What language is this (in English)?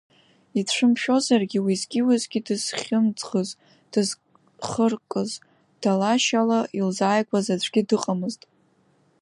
Abkhazian